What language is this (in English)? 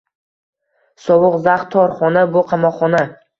Uzbek